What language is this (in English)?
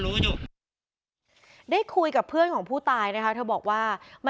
Thai